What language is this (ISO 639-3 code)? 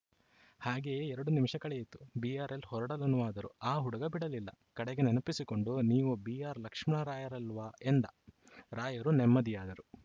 kan